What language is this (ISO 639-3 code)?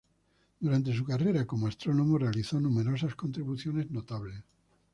spa